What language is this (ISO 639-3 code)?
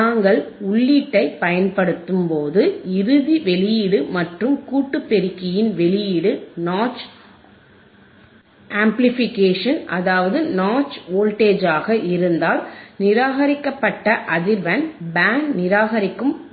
tam